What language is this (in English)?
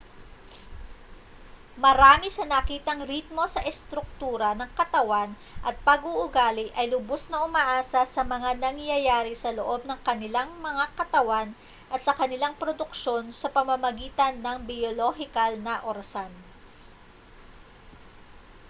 Filipino